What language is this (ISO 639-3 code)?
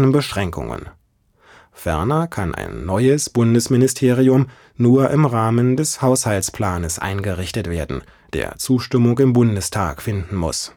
deu